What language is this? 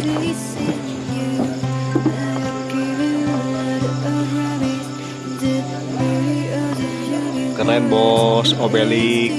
Indonesian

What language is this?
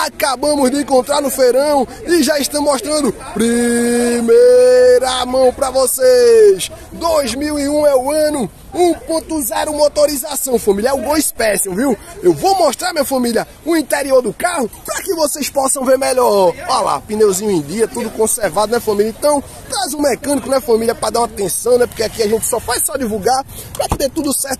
Portuguese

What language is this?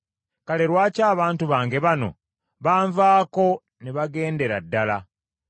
Ganda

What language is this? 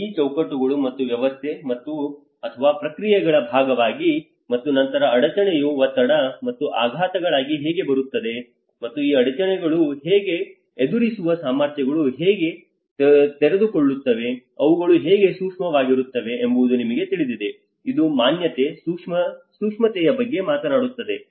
Kannada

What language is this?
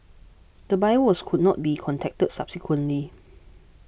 English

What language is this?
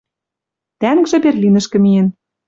Western Mari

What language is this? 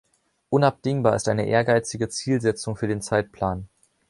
German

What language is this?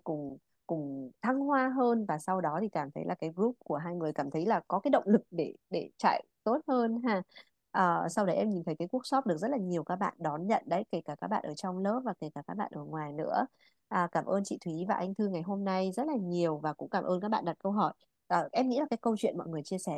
Vietnamese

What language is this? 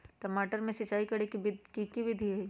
Magahi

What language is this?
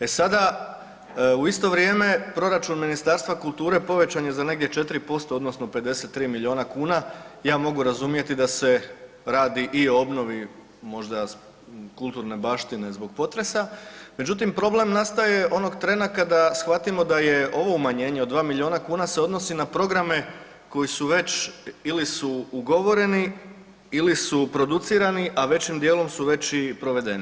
Croatian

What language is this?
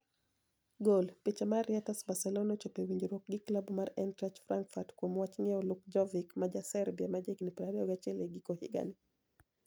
Luo (Kenya and Tanzania)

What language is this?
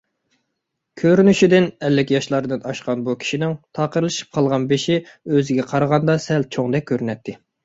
Uyghur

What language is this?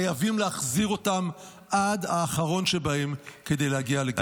Hebrew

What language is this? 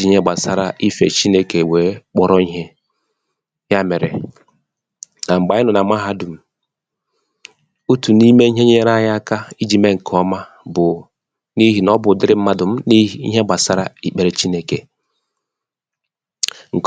Igbo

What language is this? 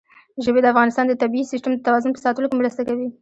Pashto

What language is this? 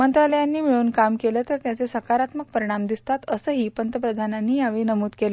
Marathi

